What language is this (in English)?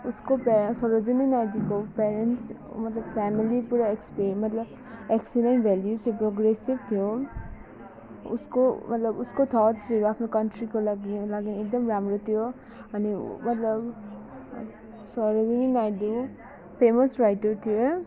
Nepali